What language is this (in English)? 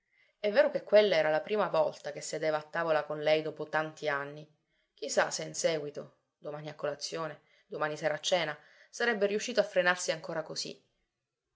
Italian